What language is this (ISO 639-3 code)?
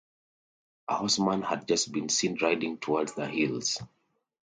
eng